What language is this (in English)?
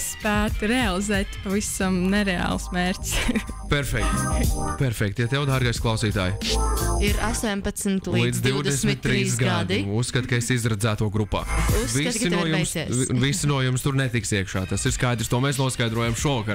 Latvian